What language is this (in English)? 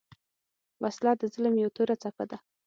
Pashto